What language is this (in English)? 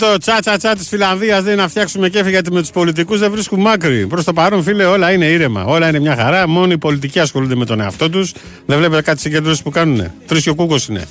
Greek